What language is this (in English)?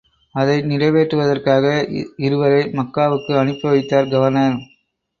Tamil